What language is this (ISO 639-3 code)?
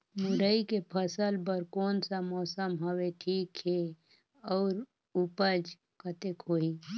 hne